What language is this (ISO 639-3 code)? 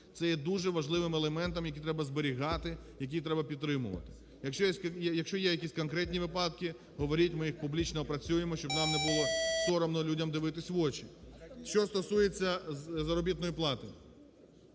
ukr